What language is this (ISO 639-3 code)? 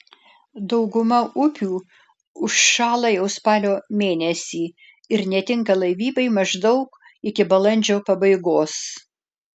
lit